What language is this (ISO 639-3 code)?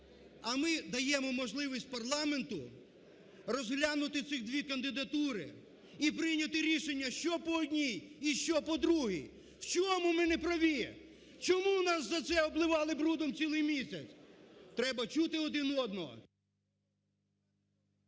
ukr